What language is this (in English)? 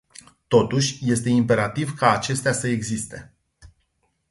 Romanian